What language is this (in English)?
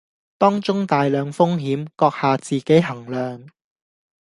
Cantonese